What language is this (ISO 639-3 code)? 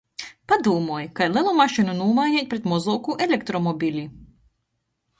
ltg